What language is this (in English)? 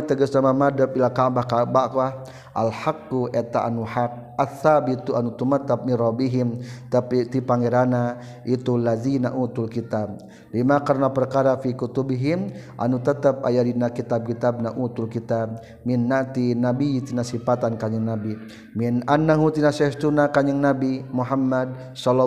Malay